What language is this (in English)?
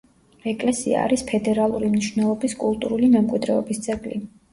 Georgian